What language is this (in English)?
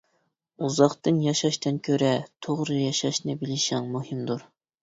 Uyghur